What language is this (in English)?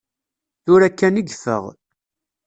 Kabyle